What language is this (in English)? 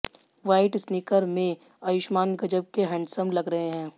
Hindi